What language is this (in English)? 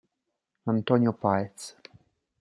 Italian